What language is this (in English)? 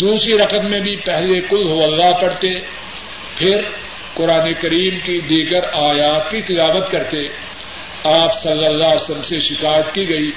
Urdu